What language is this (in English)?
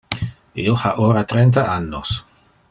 Interlingua